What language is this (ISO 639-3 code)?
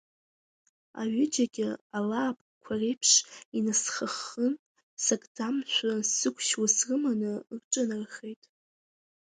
abk